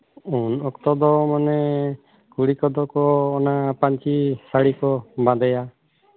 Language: Santali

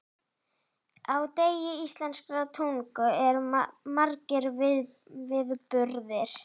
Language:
Icelandic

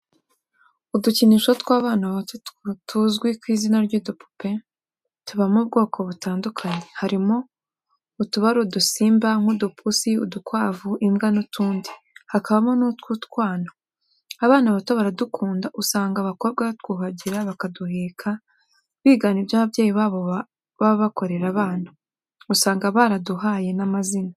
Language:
Kinyarwanda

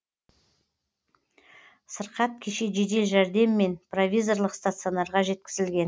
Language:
Kazakh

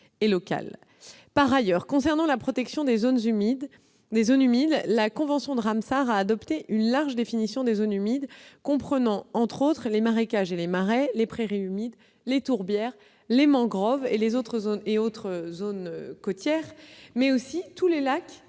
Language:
French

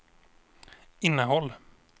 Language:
Swedish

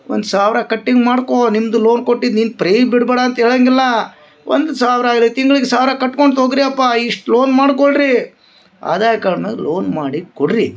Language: Kannada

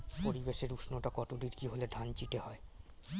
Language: Bangla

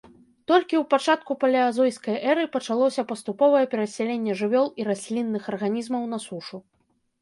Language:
Belarusian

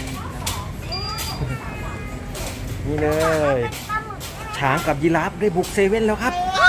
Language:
Thai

